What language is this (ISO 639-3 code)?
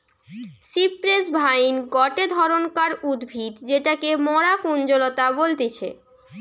ben